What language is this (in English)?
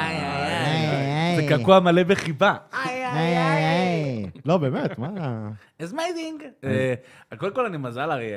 Hebrew